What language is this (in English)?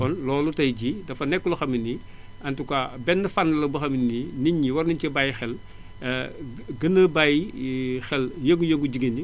Wolof